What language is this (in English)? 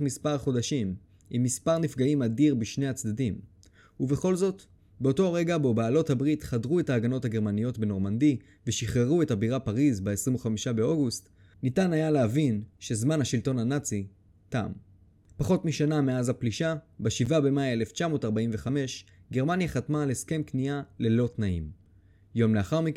Hebrew